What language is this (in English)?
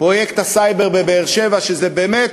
Hebrew